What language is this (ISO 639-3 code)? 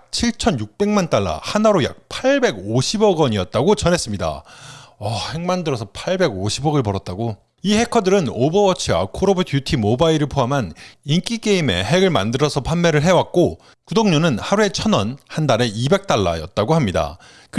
kor